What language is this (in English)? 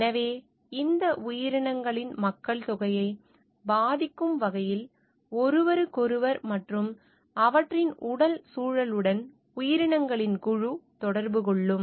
Tamil